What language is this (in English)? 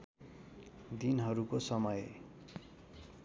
Nepali